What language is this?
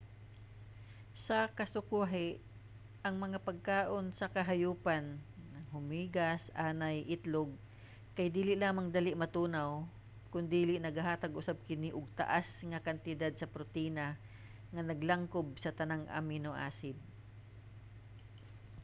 Cebuano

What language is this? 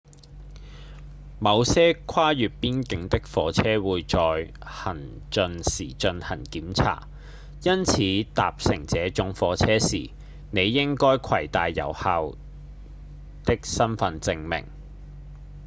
Cantonese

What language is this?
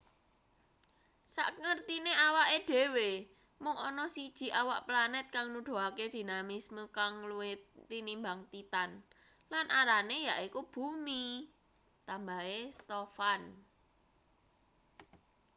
Javanese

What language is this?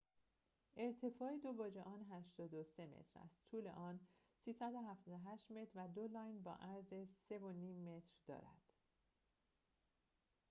Persian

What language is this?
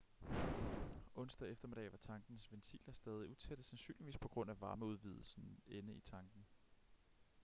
Danish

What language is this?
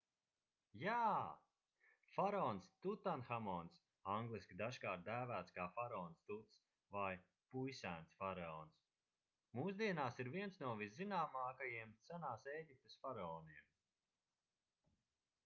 Latvian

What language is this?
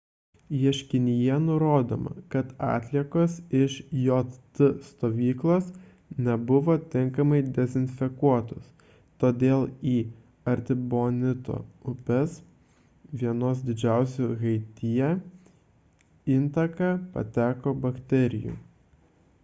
Lithuanian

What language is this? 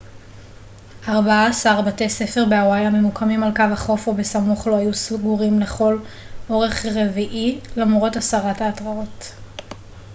Hebrew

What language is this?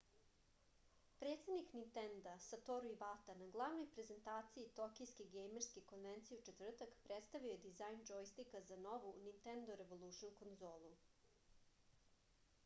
Serbian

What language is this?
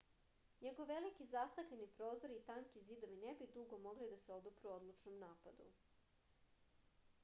Serbian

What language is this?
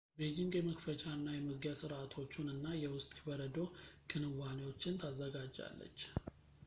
Amharic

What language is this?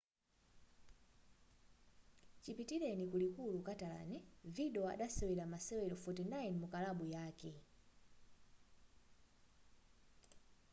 Nyanja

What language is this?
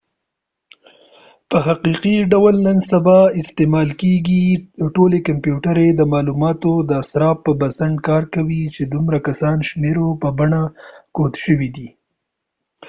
Pashto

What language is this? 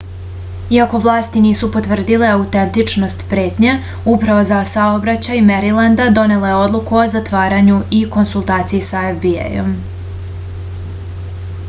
Serbian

